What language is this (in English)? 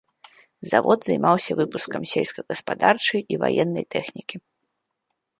Belarusian